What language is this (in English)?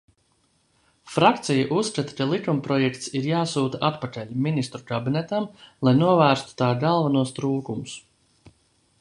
Latvian